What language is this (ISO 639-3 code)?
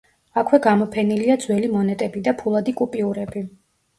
kat